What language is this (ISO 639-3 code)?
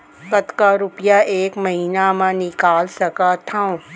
hne